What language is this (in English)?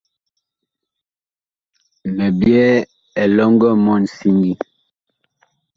Bakoko